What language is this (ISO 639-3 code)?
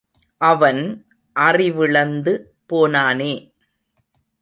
tam